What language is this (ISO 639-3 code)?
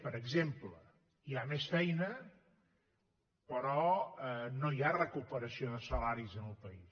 cat